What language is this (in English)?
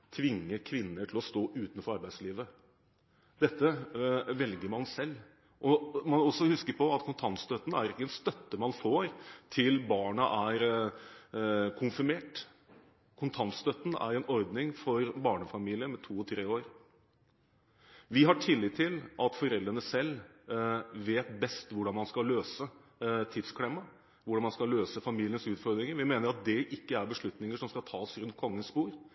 Norwegian Bokmål